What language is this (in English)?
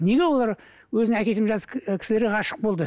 Kazakh